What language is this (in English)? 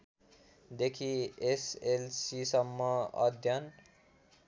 Nepali